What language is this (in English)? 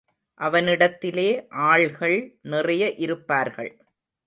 Tamil